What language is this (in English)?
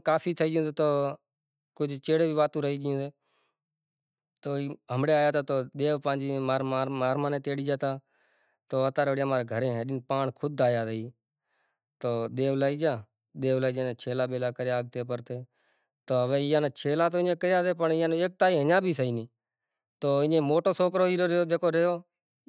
Kachi Koli